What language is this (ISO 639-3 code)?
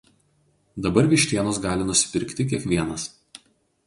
lit